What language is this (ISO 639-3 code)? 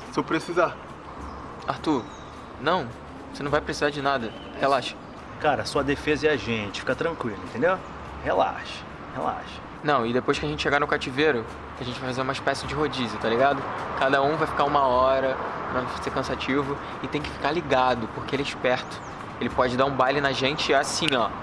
por